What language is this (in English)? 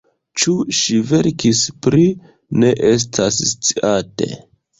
Esperanto